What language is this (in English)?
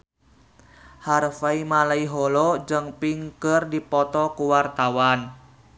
Sundanese